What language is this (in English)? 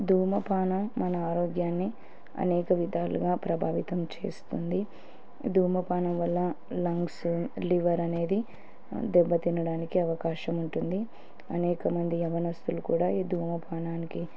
Telugu